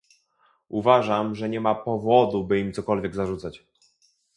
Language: Polish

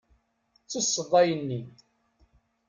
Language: Kabyle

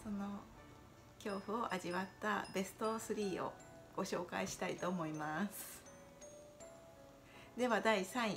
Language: Japanese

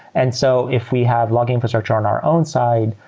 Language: English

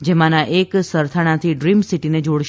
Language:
Gujarati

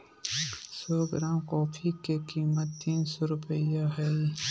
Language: Magahi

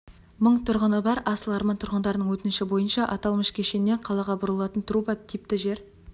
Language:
Kazakh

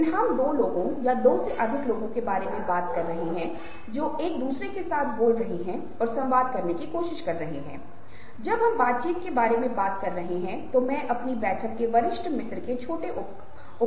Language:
Hindi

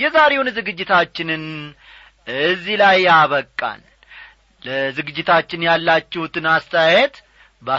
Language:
Amharic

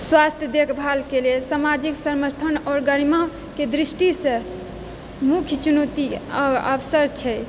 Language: Maithili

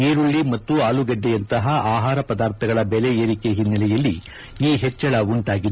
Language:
Kannada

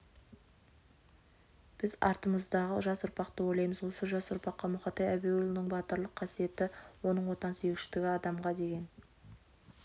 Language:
Kazakh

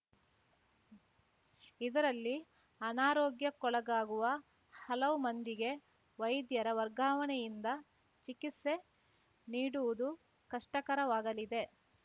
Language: Kannada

